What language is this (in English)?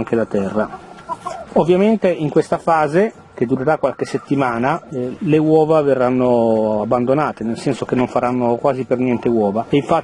Italian